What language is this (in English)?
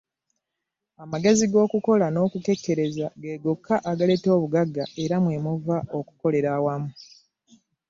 Ganda